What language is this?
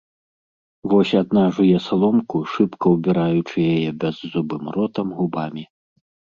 Belarusian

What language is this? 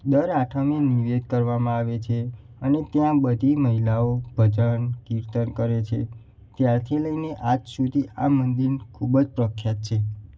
Gujarati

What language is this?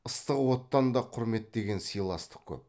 Kazakh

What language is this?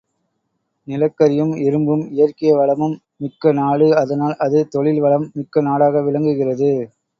Tamil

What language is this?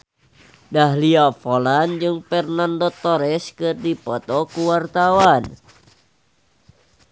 Sundanese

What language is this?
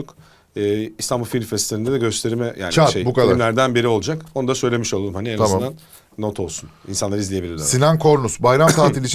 Turkish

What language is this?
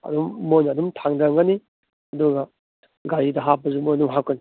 Manipuri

